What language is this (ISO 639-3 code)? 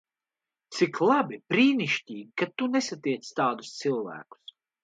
lav